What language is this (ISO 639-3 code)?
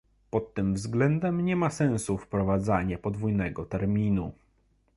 pol